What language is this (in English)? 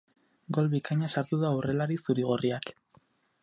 Basque